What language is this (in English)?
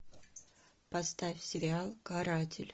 Russian